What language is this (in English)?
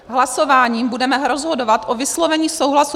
Czech